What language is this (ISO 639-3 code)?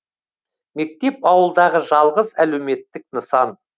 kaz